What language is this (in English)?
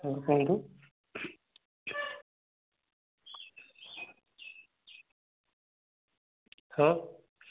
Odia